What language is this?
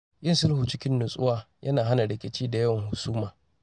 Hausa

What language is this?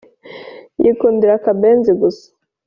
Kinyarwanda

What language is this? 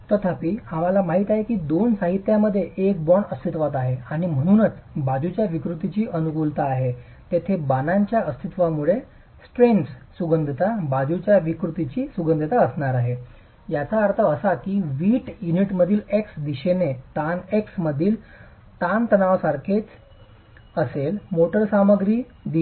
Marathi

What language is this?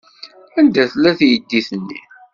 Kabyle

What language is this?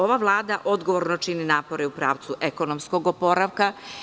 Serbian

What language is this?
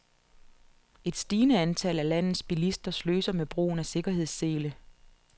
Danish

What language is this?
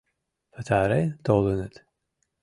Mari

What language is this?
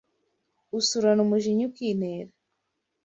Kinyarwanda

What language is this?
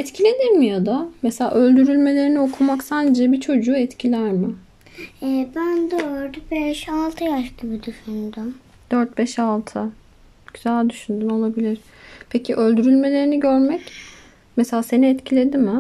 Turkish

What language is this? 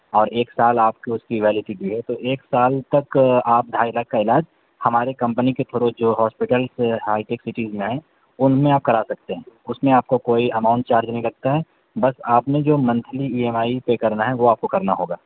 Urdu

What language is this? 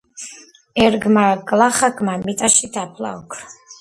Georgian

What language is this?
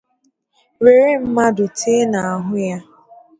Igbo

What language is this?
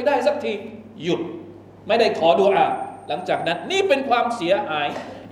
Thai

